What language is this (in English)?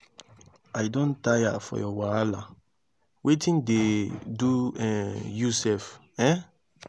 Nigerian Pidgin